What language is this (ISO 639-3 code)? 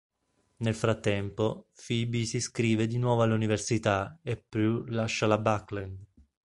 ita